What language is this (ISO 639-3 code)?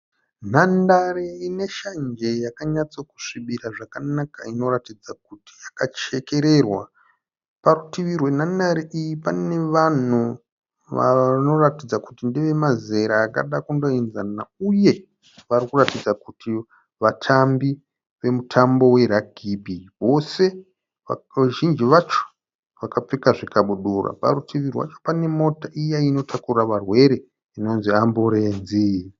sna